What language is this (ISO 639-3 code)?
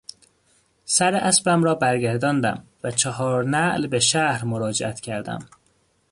fas